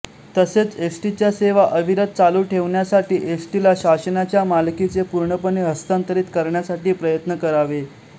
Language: Marathi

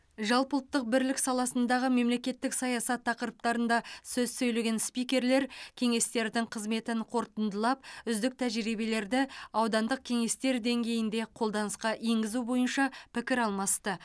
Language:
Kazakh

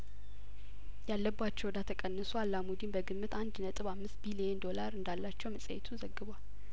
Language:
Amharic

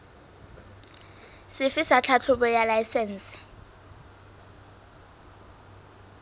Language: Southern Sotho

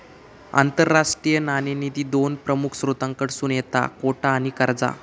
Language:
Marathi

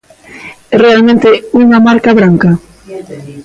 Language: Galician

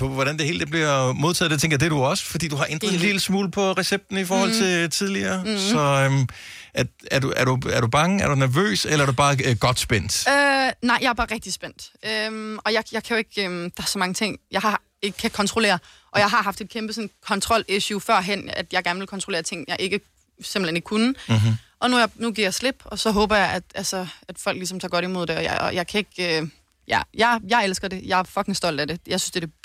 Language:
Danish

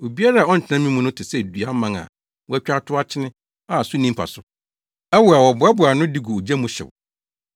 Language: Akan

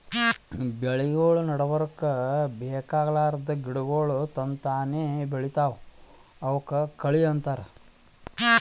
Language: Kannada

